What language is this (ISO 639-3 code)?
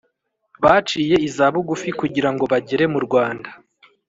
kin